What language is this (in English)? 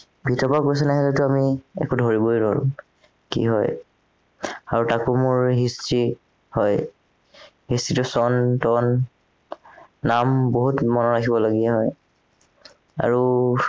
Assamese